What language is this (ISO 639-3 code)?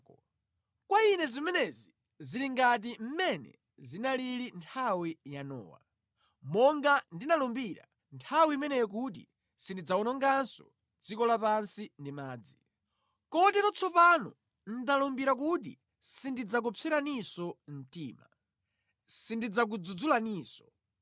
nya